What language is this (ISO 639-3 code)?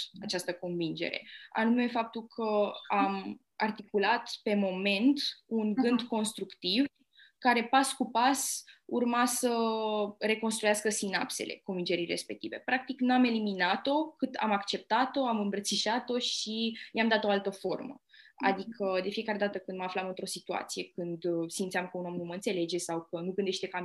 ron